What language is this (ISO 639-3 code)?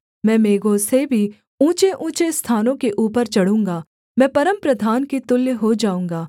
hin